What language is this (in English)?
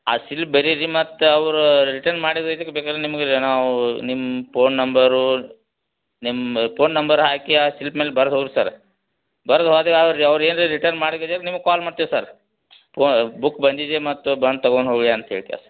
Kannada